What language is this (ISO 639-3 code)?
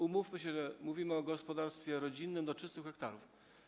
pol